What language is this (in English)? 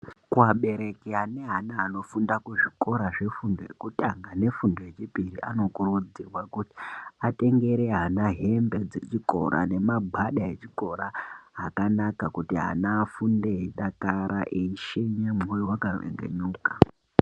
Ndau